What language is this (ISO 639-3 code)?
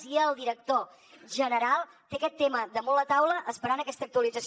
cat